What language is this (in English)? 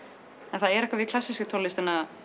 Icelandic